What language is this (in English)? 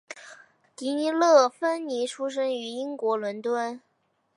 Chinese